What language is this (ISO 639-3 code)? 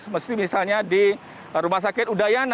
ind